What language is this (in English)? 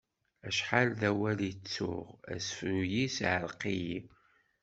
Kabyle